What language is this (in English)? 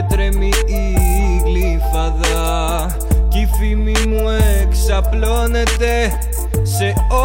Greek